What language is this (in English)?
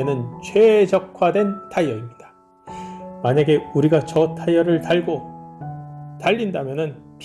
Korean